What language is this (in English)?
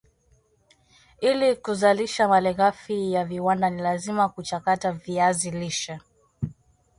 Swahili